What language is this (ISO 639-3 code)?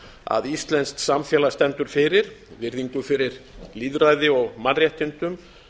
isl